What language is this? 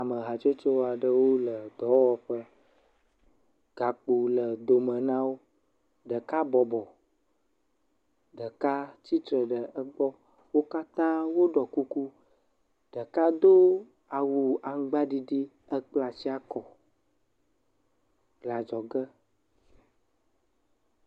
Ewe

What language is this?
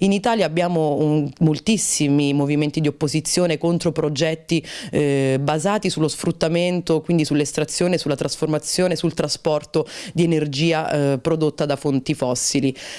Italian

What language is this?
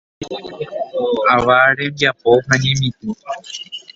Guarani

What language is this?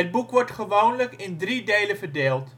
Dutch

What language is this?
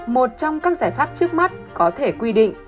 Vietnamese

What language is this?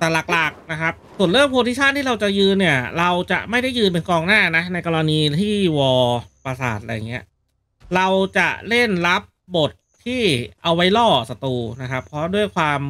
Thai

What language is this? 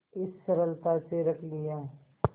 Hindi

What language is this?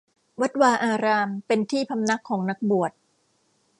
Thai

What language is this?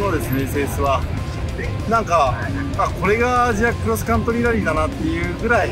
Japanese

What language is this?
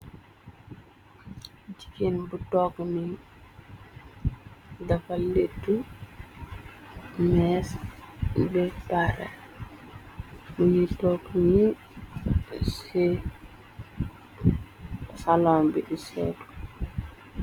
Wolof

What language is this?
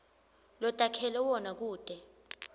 Swati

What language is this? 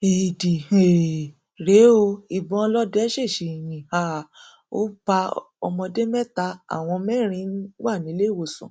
Yoruba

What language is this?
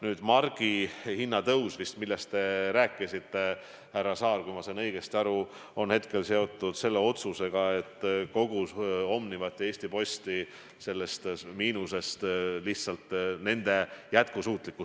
Estonian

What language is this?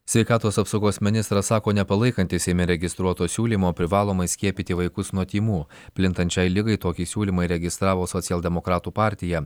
Lithuanian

